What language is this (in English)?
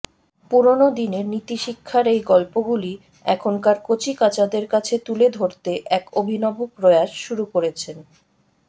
Bangla